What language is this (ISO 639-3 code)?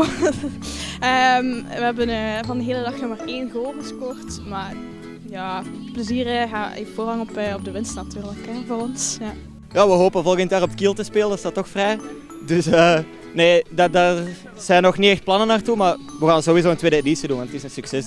nld